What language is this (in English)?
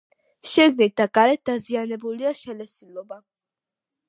Georgian